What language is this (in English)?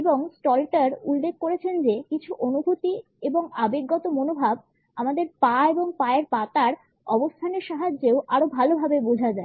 Bangla